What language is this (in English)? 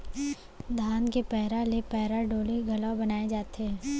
Chhattisgarhi